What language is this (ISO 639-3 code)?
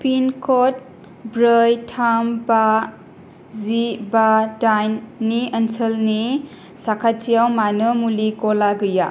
brx